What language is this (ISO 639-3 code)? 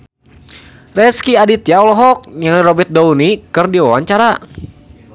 sun